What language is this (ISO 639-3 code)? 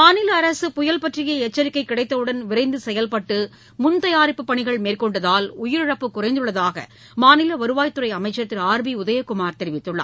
tam